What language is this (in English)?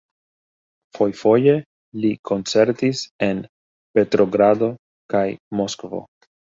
Esperanto